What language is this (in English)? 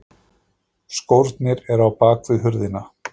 Icelandic